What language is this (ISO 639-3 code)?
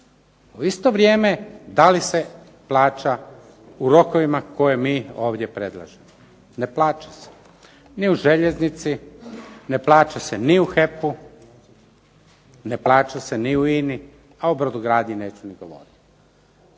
hrv